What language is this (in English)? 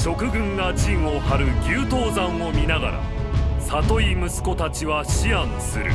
Japanese